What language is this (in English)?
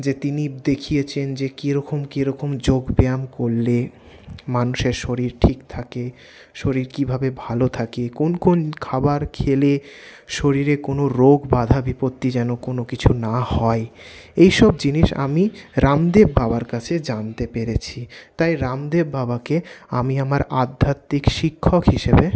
Bangla